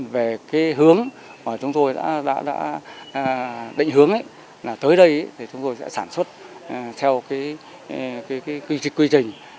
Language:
Vietnamese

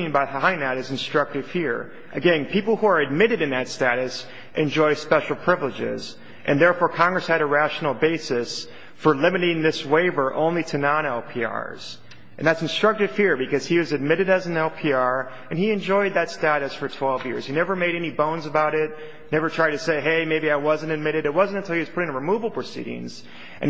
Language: English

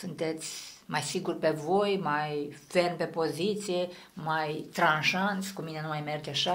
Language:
Romanian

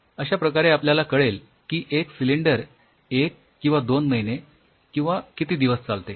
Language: Marathi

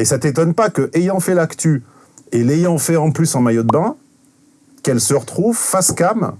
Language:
French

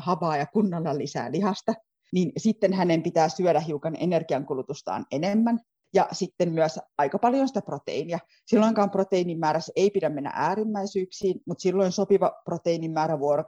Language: Finnish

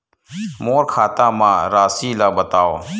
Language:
Chhattisgarhi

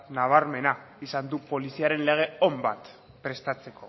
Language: Basque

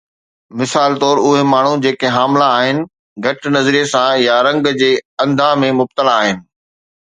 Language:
Sindhi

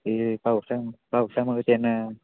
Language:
Marathi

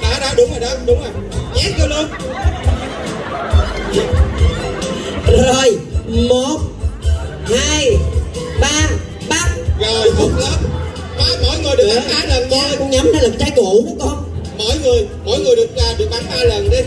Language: Vietnamese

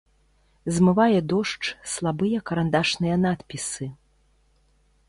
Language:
Belarusian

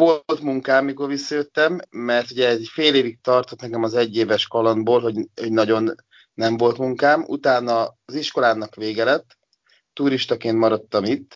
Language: Hungarian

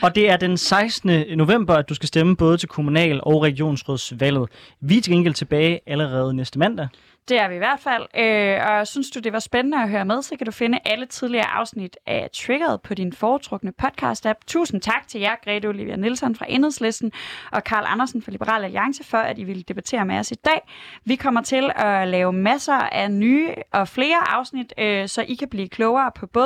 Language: Danish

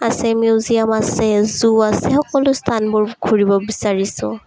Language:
Assamese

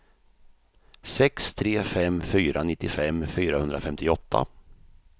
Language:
Swedish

